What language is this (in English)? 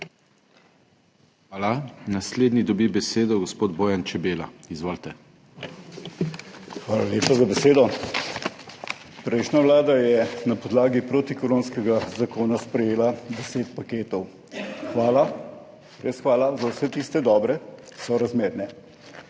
Slovenian